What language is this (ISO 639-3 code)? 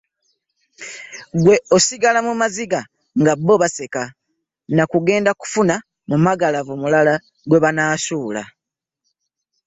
lug